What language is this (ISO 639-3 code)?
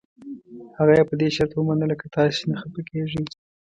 pus